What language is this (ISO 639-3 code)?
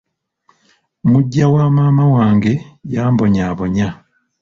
lug